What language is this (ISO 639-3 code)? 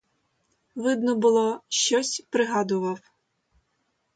ukr